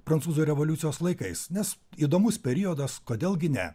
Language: Lithuanian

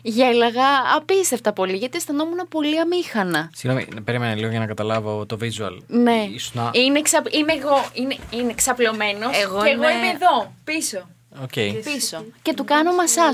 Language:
Greek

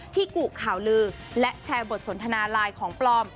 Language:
Thai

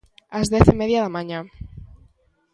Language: Galician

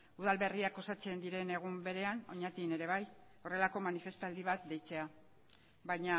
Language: Basque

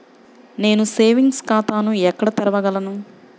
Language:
Telugu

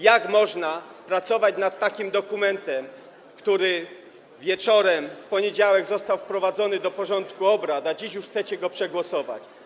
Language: Polish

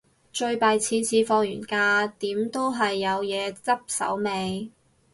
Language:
Cantonese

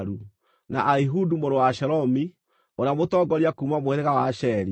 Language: Kikuyu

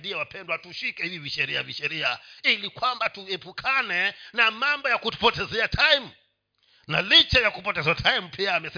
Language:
Swahili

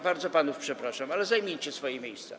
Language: Polish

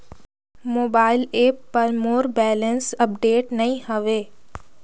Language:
Chhattisgarhi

